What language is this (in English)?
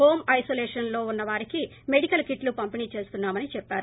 Telugu